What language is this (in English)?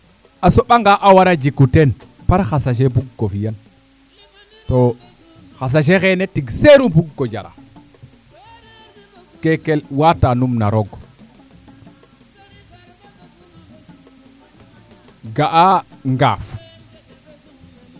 Serer